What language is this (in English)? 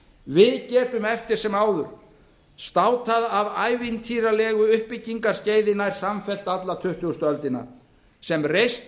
Icelandic